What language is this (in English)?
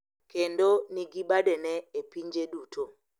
Luo (Kenya and Tanzania)